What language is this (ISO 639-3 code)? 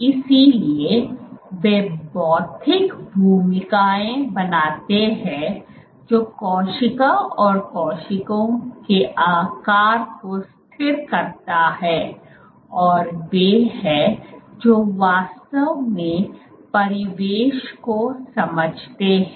hin